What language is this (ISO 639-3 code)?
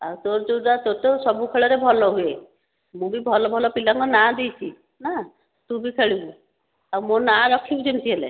ori